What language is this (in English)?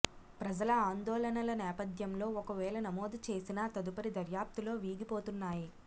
Telugu